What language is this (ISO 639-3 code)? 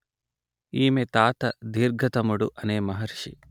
tel